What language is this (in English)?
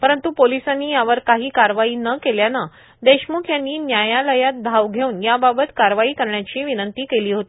Marathi